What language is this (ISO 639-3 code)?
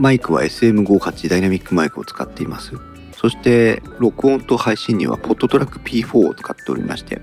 jpn